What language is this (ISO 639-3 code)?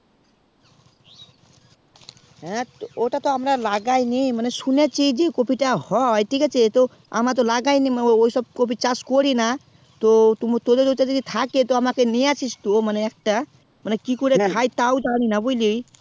ben